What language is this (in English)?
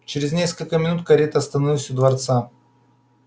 Russian